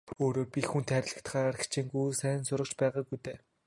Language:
Mongolian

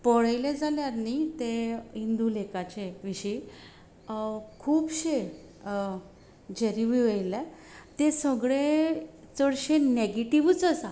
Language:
Konkani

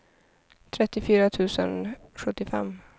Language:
Swedish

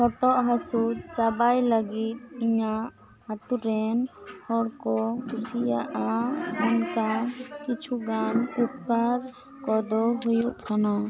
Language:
Santali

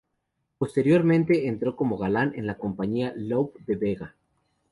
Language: Spanish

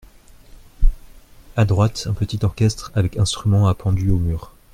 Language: French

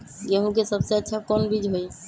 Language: Magahi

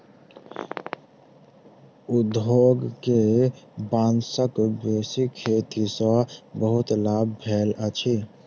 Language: Maithili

